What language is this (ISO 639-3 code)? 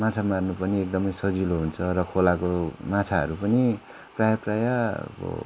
nep